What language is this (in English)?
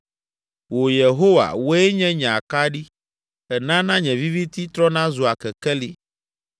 Ewe